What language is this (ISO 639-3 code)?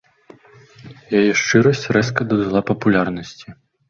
bel